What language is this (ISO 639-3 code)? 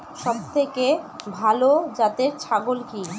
ben